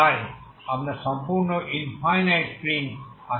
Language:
Bangla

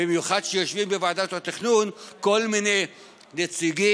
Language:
Hebrew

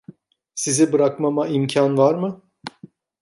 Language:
Turkish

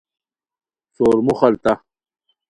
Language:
Khowar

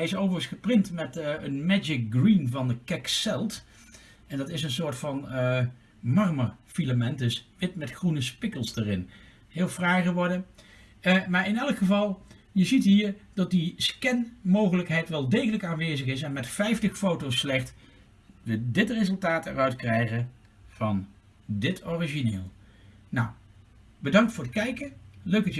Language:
Dutch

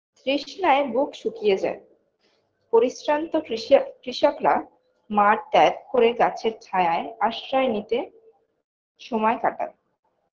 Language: Bangla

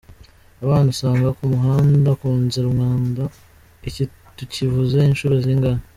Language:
Kinyarwanda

